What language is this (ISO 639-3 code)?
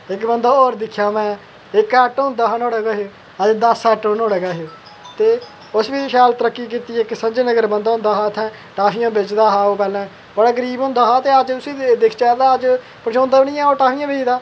doi